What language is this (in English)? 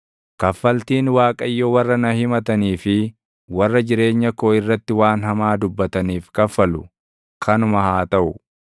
Oromo